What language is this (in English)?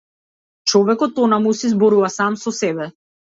Macedonian